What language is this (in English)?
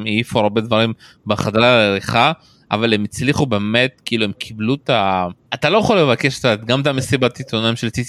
Hebrew